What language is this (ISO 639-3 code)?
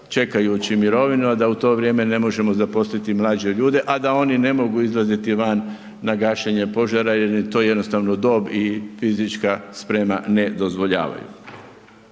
hrv